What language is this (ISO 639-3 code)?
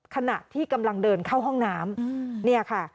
tha